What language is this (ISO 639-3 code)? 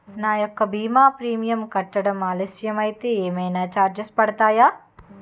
tel